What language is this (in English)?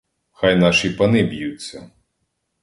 Ukrainian